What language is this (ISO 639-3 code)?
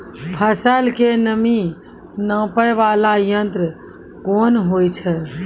mai